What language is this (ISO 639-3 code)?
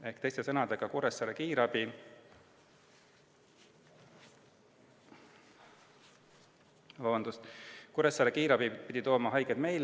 est